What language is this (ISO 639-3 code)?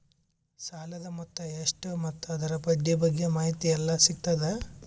kan